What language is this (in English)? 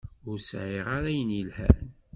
Kabyle